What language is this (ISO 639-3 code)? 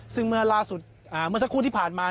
tha